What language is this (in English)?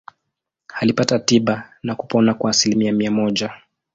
Swahili